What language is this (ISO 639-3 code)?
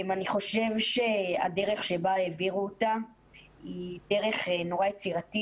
heb